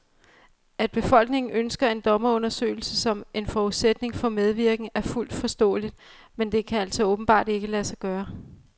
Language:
Danish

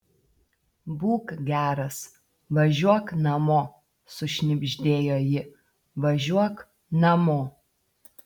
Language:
Lithuanian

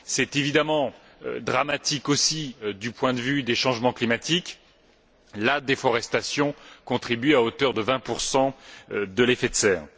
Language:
French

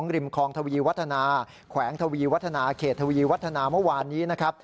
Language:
Thai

